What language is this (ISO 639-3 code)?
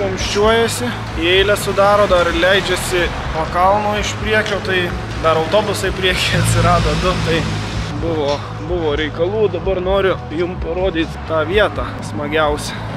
lit